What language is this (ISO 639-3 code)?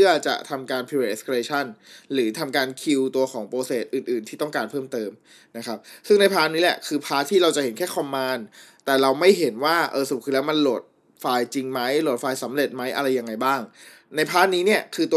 tha